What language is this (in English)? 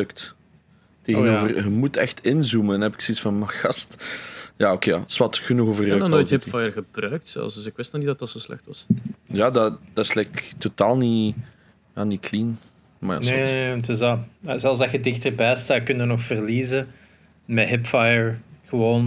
Dutch